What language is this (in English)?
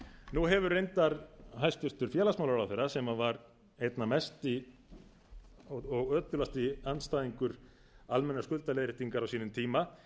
Icelandic